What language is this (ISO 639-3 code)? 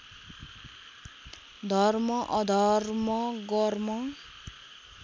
nep